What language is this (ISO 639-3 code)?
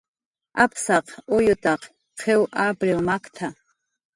jqr